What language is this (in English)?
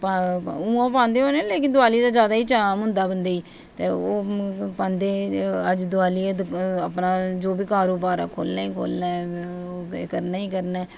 Dogri